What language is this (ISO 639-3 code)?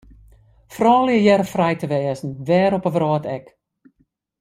fry